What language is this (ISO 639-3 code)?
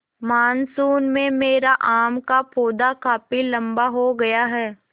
hin